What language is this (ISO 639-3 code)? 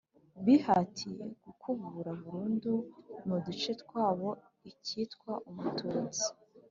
kin